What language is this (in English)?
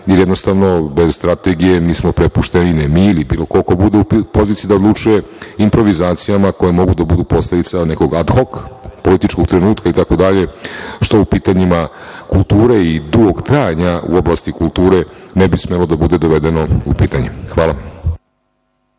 Serbian